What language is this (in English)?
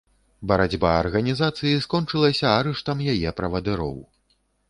Belarusian